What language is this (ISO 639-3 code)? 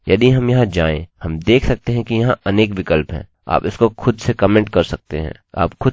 hin